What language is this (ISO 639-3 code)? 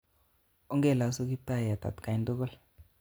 kln